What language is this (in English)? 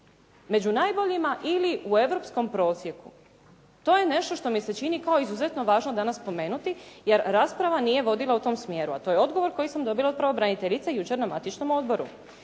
Croatian